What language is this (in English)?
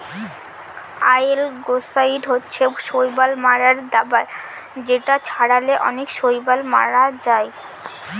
Bangla